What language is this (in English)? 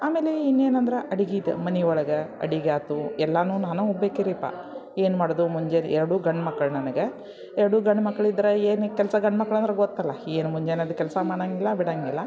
Kannada